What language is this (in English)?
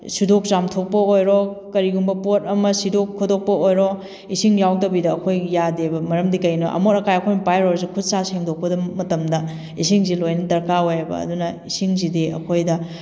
Manipuri